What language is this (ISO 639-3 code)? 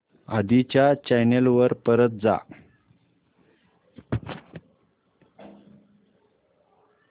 mar